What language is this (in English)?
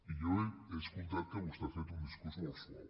Catalan